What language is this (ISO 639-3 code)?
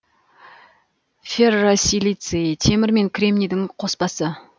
kaz